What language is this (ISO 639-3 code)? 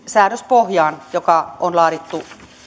fin